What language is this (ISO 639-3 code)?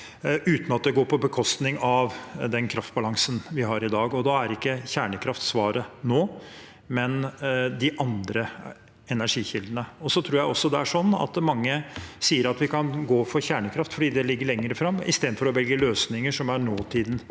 nor